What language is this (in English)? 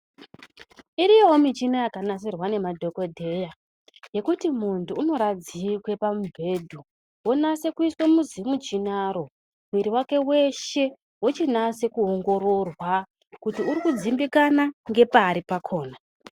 Ndau